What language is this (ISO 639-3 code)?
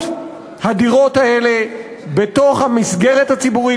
heb